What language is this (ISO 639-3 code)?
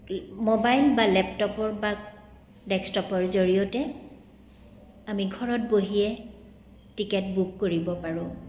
asm